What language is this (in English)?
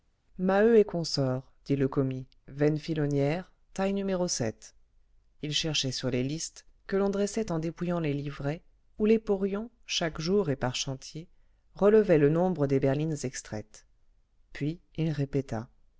French